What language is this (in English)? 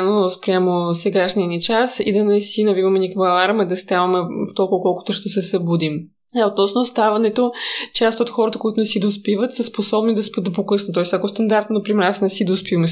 Bulgarian